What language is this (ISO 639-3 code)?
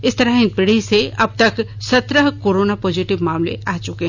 hin